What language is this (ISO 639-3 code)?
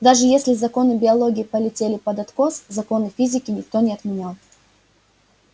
rus